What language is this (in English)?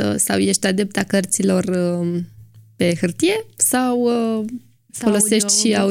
Romanian